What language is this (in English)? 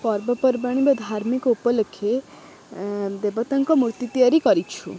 Odia